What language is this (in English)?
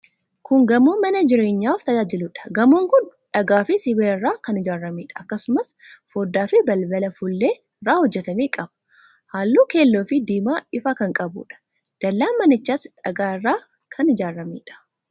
Oromo